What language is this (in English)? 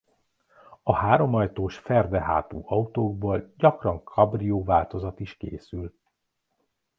Hungarian